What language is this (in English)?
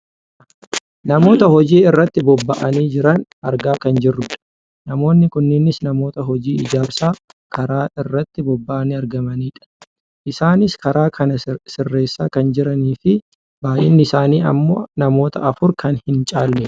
Oromo